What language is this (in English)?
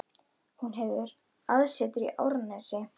Icelandic